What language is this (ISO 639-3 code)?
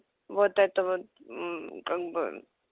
rus